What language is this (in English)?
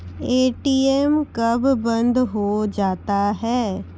Maithili